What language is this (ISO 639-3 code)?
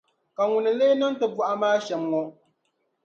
dag